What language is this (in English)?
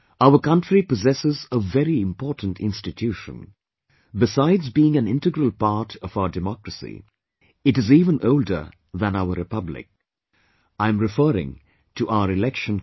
English